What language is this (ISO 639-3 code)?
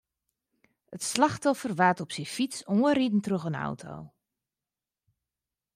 fry